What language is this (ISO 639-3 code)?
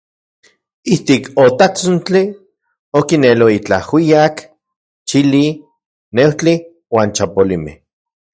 ncx